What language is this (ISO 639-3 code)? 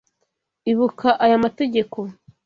kin